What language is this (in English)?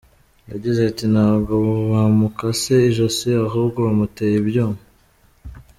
Kinyarwanda